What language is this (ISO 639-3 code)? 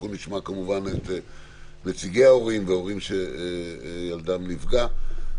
heb